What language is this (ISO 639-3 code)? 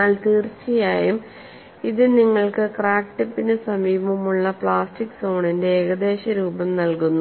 mal